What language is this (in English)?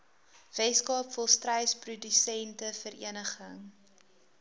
Afrikaans